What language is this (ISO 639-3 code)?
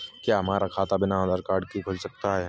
hin